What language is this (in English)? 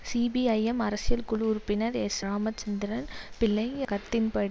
Tamil